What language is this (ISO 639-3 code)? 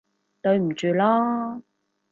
yue